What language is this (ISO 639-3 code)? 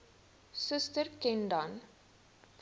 afr